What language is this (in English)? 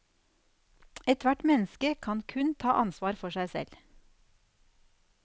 Norwegian